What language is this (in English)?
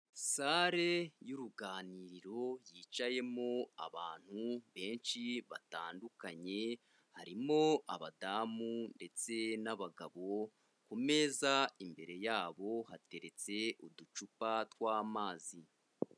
Kinyarwanda